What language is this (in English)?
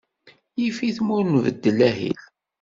Kabyle